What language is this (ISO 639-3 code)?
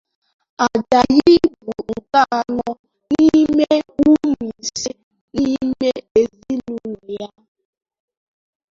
ibo